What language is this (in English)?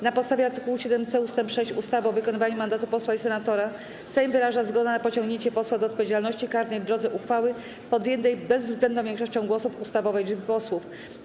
Polish